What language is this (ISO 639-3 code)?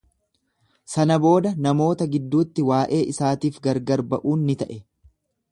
orm